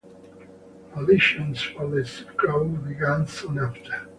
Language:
English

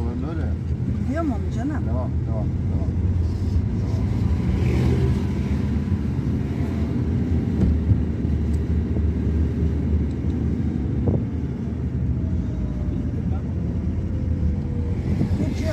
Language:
Turkish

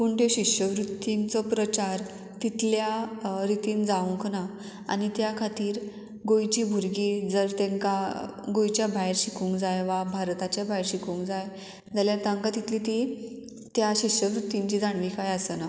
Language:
Konkani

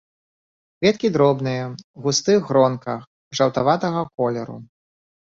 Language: Belarusian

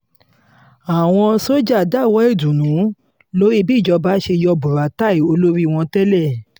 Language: Yoruba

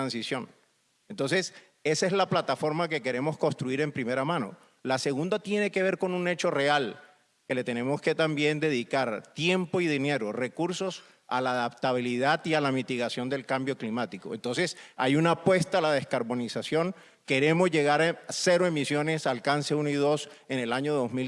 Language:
Spanish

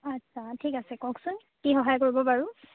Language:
Assamese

